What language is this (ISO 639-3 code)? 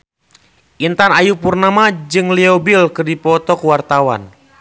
sun